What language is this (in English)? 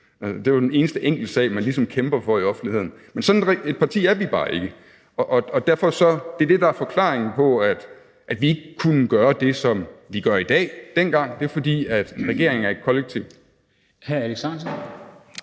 Danish